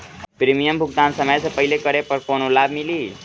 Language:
Bhojpuri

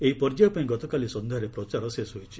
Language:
Odia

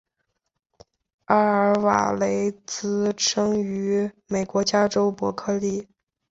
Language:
Chinese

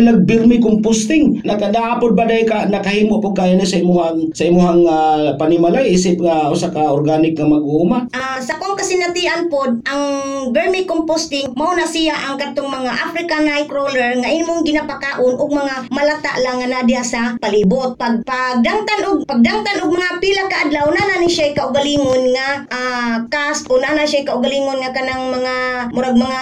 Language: Filipino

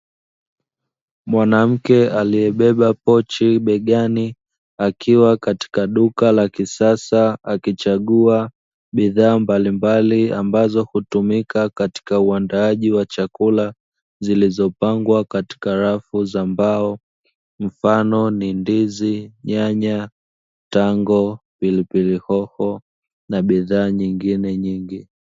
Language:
Swahili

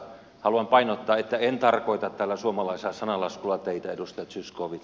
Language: Finnish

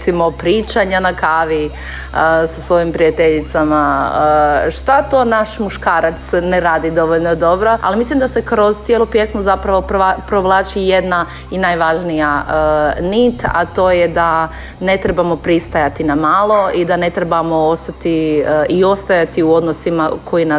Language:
Croatian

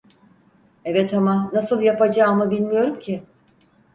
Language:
Turkish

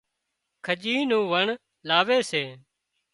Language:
Wadiyara Koli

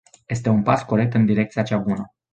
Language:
Romanian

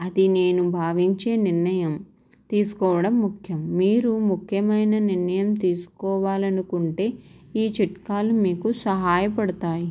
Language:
Telugu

